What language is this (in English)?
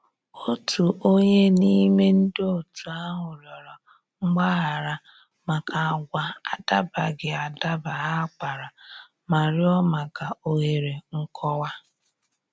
Igbo